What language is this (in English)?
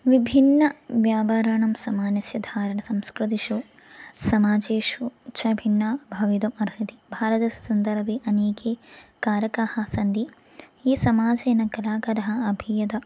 Sanskrit